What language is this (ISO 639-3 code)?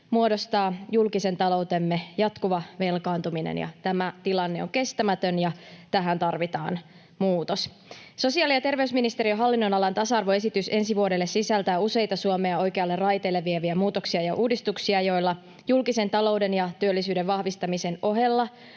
fin